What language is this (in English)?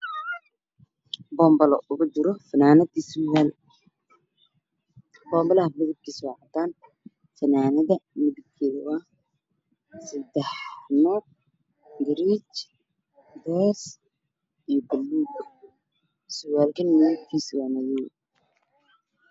Somali